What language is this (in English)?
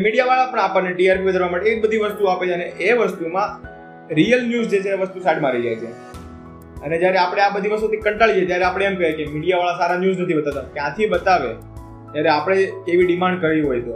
Gujarati